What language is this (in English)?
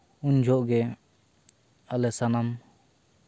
Santali